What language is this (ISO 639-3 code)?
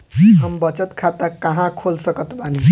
bho